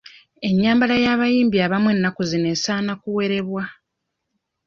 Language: Ganda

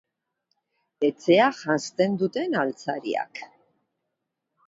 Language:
Basque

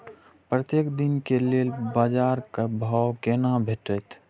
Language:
Maithili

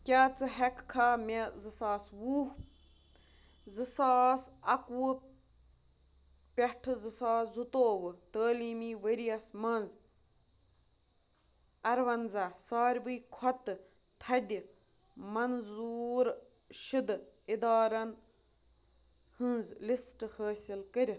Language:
Kashmiri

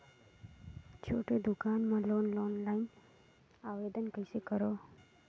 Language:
Chhattisgarhi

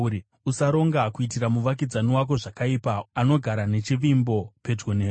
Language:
Shona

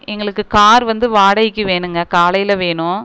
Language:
Tamil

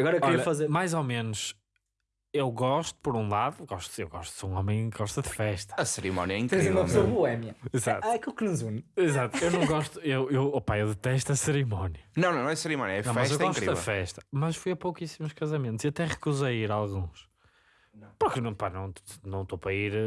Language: Portuguese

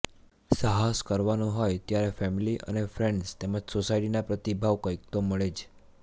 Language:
Gujarati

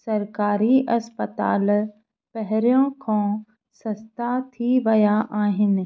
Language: Sindhi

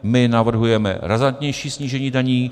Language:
Czech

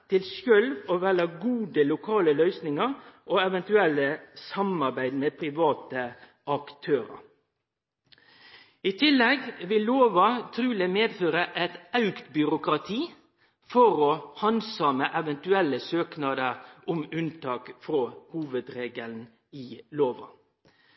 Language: Norwegian Nynorsk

